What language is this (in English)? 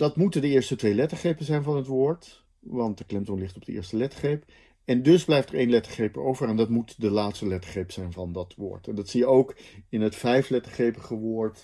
Dutch